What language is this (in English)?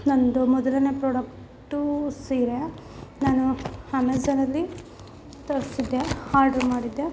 Kannada